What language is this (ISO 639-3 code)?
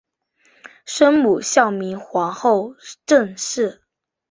zho